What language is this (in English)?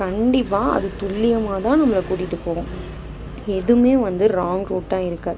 Tamil